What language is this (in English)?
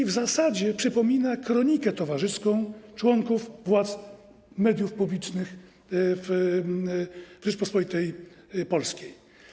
Polish